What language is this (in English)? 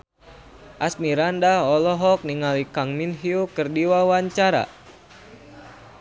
Sundanese